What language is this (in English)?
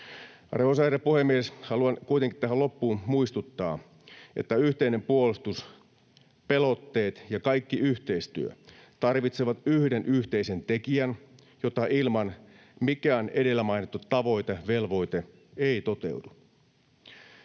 Finnish